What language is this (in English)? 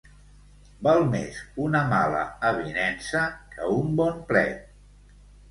Catalan